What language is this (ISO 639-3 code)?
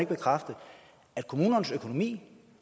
dan